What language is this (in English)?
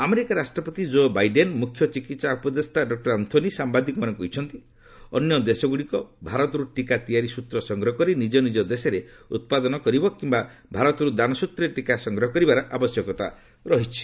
Odia